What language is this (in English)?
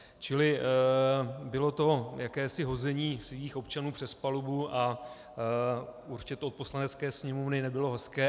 Czech